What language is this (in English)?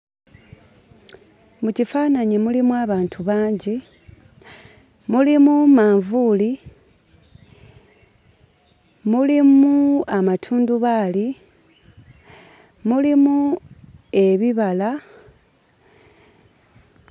Ganda